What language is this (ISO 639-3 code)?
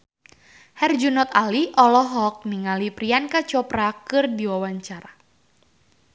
sun